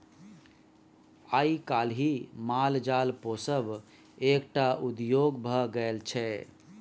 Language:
Maithili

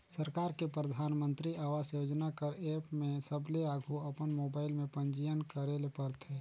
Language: Chhattisgarhi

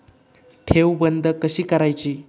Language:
Marathi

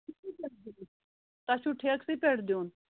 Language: Kashmiri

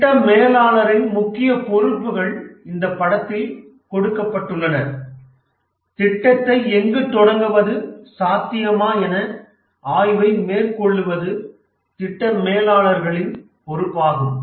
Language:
Tamil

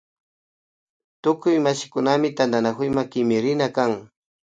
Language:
Imbabura Highland Quichua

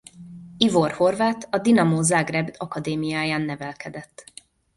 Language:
Hungarian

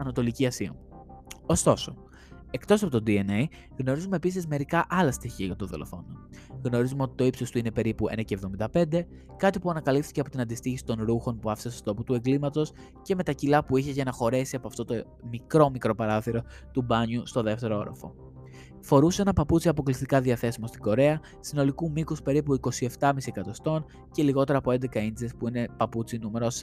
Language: Greek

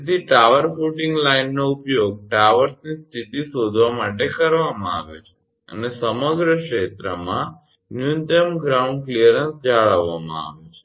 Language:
Gujarati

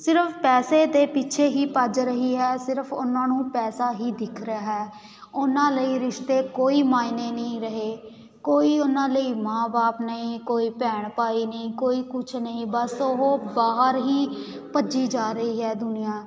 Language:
Punjabi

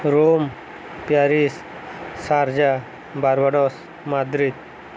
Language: Odia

